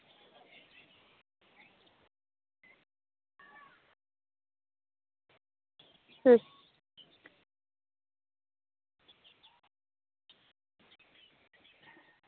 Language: Santali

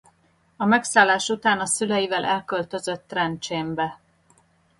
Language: Hungarian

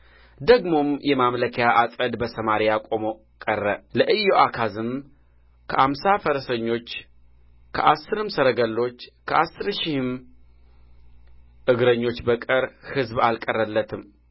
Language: Amharic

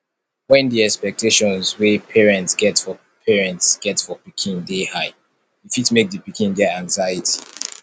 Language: Nigerian Pidgin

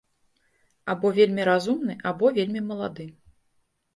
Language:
Belarusian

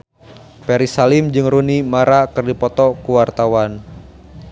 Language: Sundanese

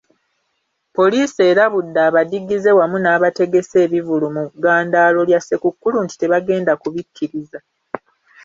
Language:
Ganda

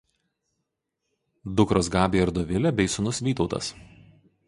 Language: Lithuanian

